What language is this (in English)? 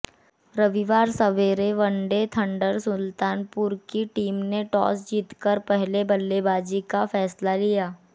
Hindi